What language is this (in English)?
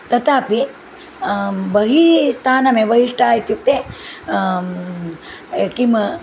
Sanskrit